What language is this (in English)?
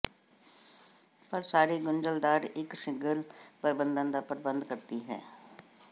Punjabi